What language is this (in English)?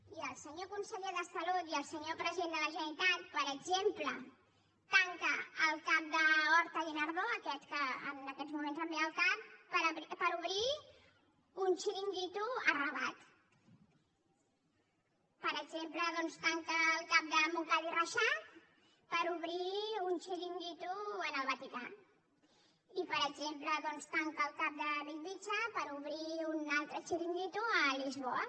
Catalan